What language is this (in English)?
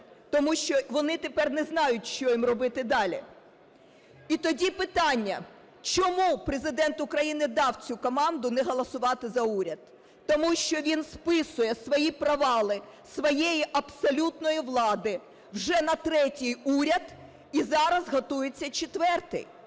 Ukrainian